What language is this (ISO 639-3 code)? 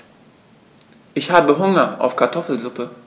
deu